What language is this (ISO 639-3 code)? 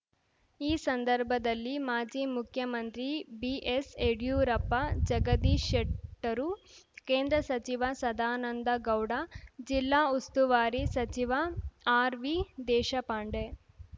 kan